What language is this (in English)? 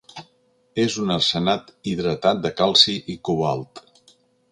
Catalan